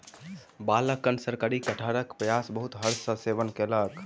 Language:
Maithili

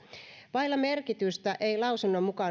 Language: Finnish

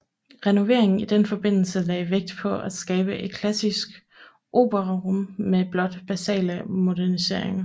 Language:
Danish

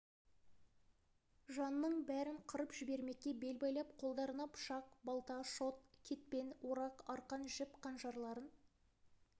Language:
Kazakh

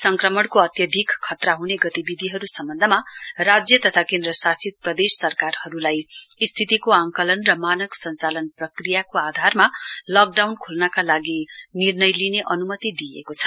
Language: Nepali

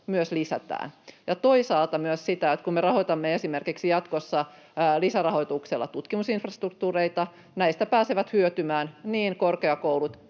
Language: Finnish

